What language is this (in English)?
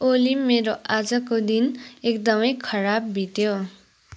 Nepali